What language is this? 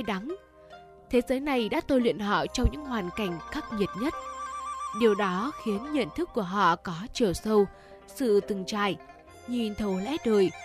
Vietnamese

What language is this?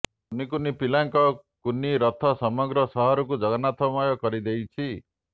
Odia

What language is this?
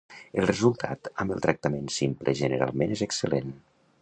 Catalan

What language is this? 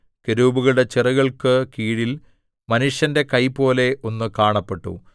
Malayalam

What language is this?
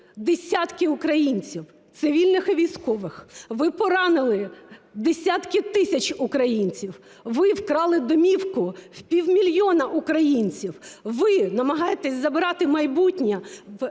Ukrainian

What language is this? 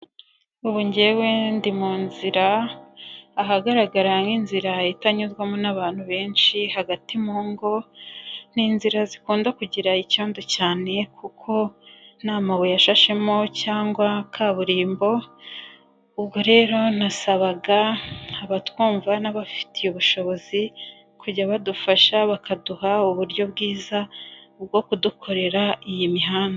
Kinyarwanda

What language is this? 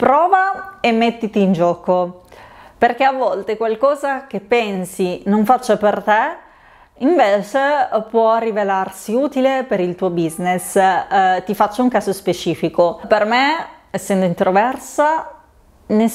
Italian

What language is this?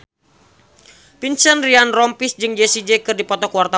Sundanese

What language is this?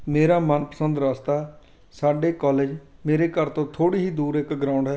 Punjabi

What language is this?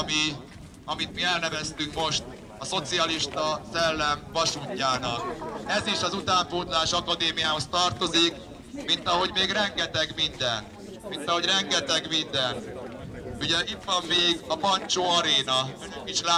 Hungarian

